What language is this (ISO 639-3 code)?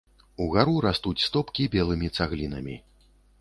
bel